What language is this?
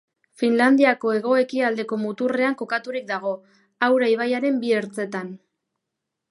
Basque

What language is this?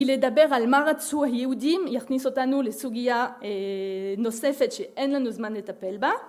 Hebrew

